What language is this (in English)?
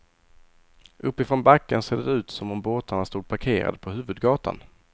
Swedish